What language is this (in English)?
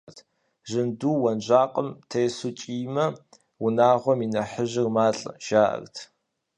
Kabardian